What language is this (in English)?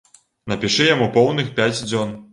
Belarusian